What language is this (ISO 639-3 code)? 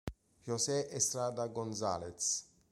ita